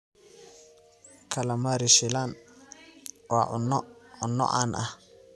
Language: Somali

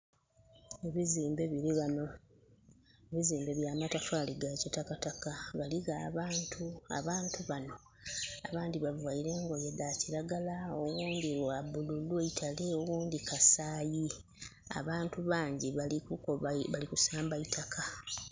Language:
Soga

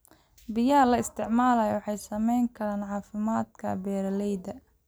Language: Somali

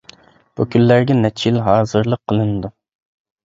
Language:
Uyghur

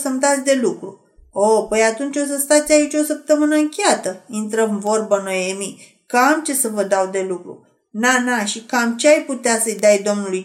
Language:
Romanian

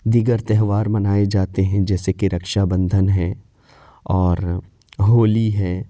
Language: Urdu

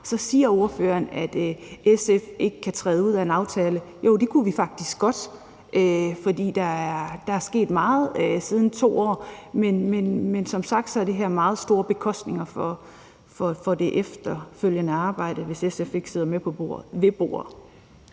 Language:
Danish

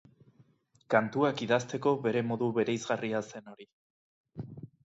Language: Basque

